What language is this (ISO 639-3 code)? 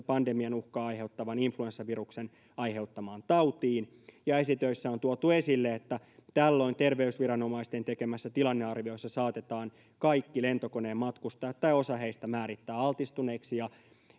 fin